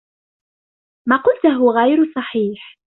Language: Arabic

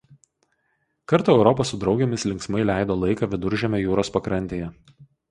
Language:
Lithuanian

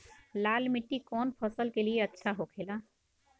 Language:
Bhojpuri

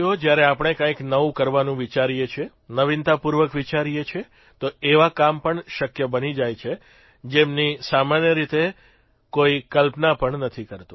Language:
Gujarati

